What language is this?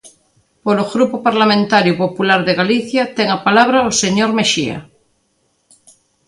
Galician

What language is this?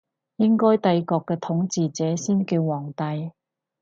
Cantonese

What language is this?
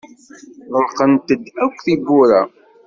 Kabyle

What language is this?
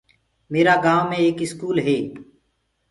Gurgula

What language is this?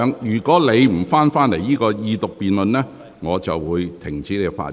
Cantonese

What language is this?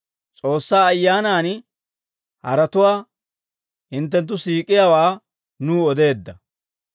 Dawro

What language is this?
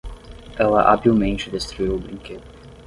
Portuguese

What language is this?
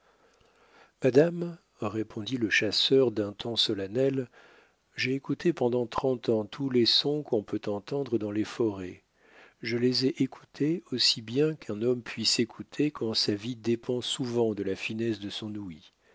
French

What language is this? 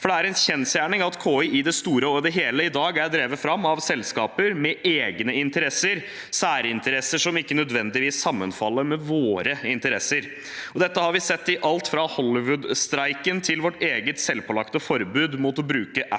Norwegian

